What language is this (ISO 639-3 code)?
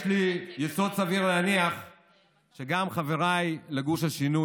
heb